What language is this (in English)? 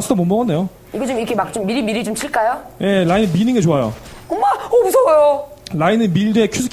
Korean